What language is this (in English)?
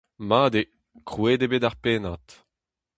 Breton